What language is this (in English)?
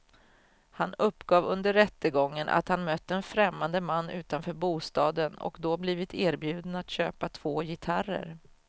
Swedish